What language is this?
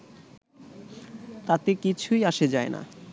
Bangla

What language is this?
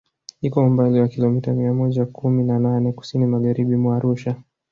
Swahili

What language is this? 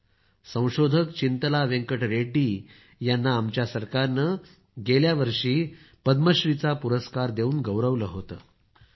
Marathi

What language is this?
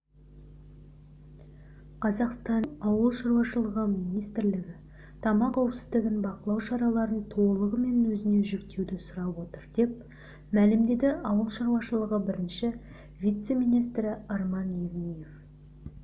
Kazakh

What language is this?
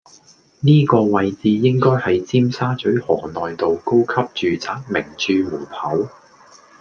Cantonese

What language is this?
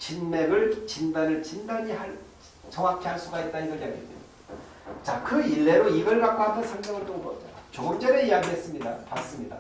Korean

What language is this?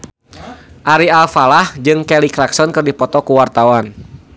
Sundanese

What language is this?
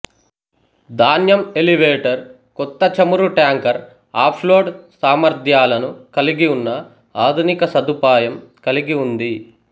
Telugu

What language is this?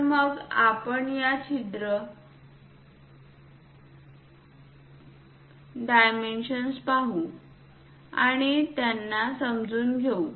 Marathi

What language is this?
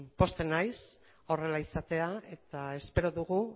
Basque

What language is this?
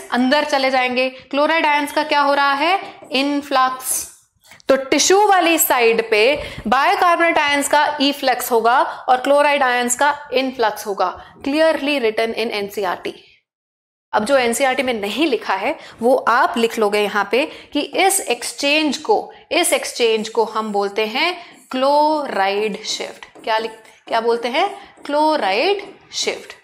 Hindi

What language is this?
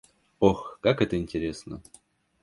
Russian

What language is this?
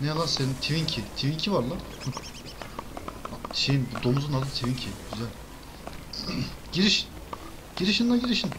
Turkish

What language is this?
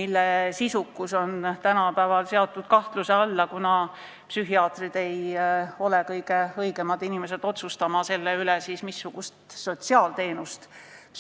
Estonian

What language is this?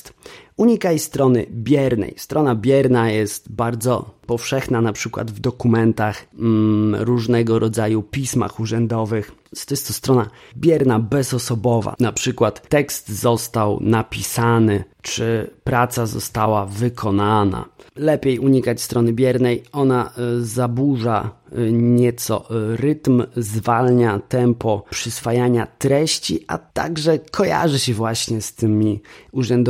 Polish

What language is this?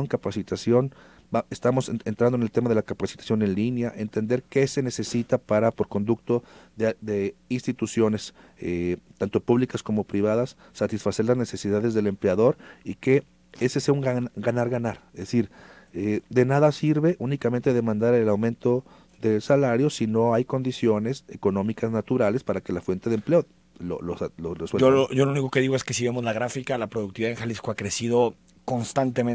Spanish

